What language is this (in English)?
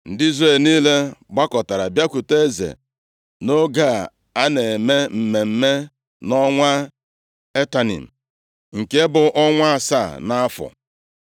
Igbo